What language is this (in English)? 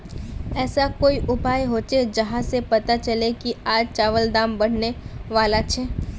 Magahi